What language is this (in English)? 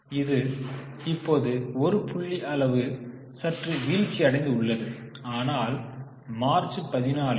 Tamil